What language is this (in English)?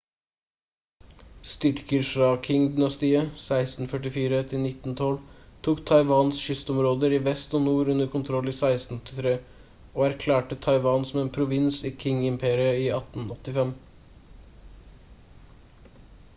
Norwegian Bokmål